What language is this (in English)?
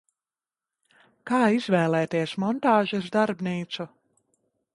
Latvian